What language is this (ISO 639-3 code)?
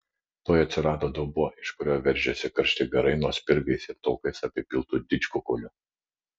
lit